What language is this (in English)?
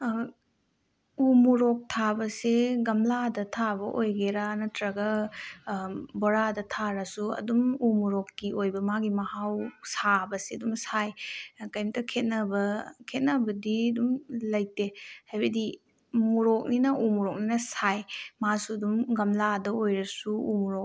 Manipuri